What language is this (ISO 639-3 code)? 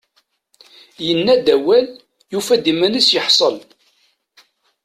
kab